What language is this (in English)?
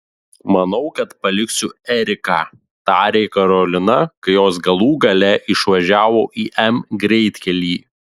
Lithuanian